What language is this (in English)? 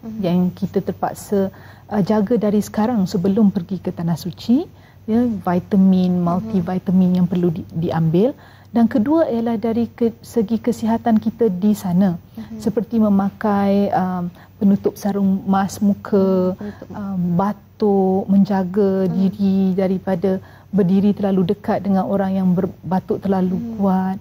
Malay